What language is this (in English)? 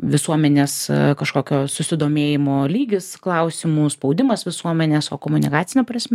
Lithuanian